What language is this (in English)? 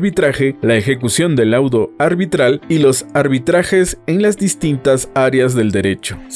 Spanish